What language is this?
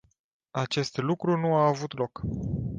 Romanian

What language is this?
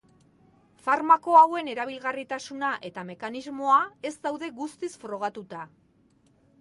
Basque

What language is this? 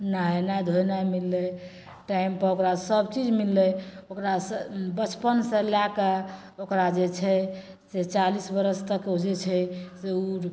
Maithili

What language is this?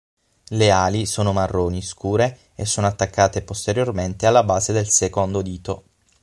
Italian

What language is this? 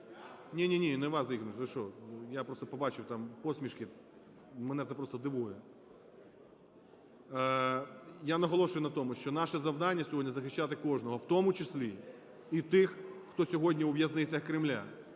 Ukrainian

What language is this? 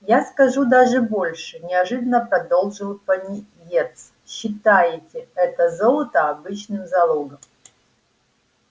Russian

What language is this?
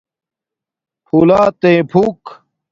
Domaaki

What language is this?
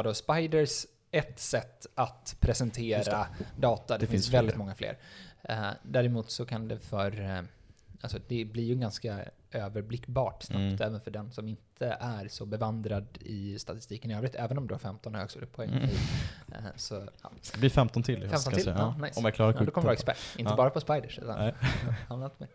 Swedish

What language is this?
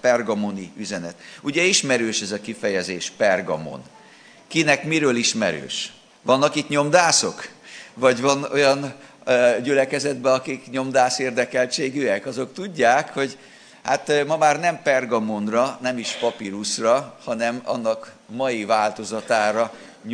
Hungarian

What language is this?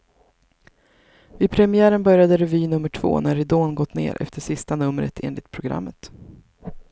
Swedish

